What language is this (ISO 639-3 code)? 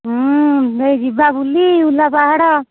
ori